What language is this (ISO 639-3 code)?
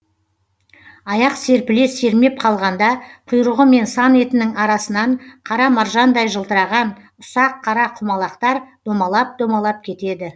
kaz